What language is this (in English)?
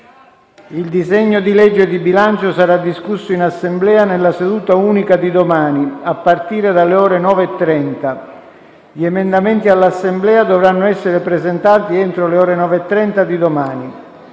Italian